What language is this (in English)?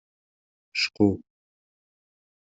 Kabyle